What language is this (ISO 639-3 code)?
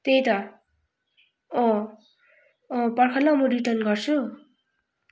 nep